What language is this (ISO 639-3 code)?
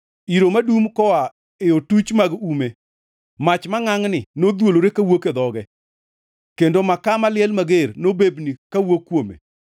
luo